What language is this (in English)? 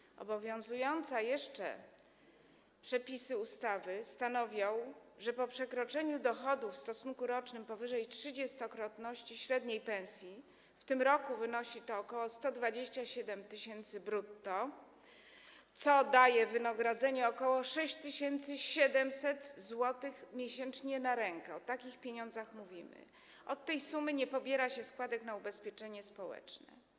Polish